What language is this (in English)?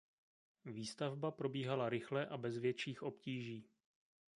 Czech